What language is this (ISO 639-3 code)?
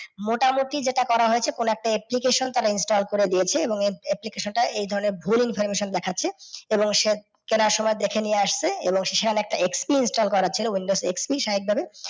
ben